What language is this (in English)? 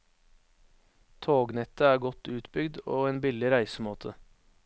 Norwegian